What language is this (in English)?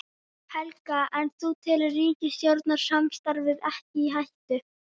Icelandic